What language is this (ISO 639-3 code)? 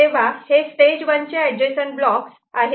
mar